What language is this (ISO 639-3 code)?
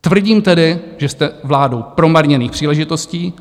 ces